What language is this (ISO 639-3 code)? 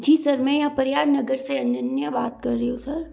hin